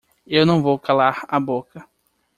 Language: Portuguese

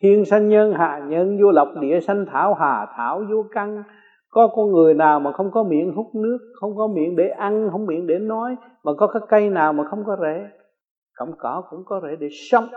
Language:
Vietnamese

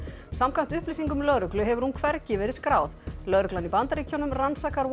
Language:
Icelandic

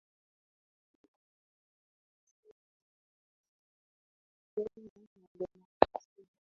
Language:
Swahili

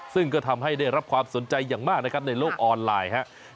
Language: Thai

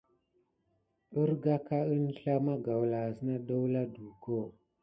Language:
Gidar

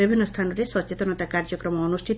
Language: Odia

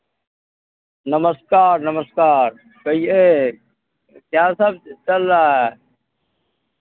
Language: Maithili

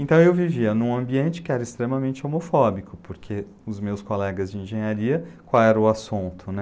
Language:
Portuguese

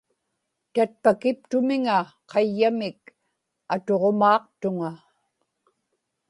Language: Inupiaq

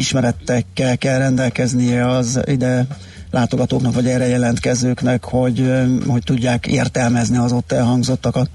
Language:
Hungarian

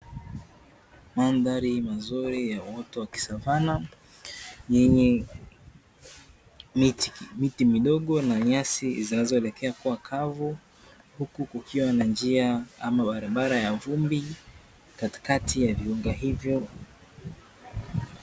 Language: Swahili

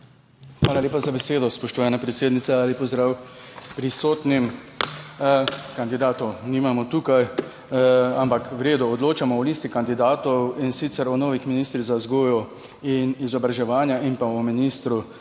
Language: Slovenian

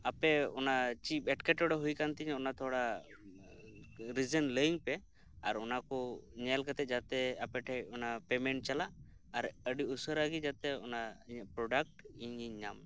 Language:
Santali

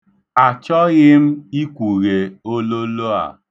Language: Igbo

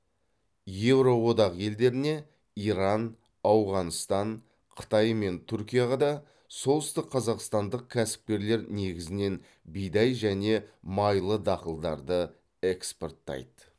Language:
Kazakh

